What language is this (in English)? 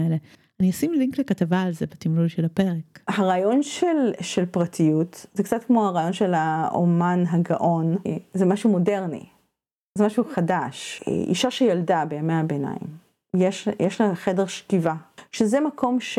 Hebrew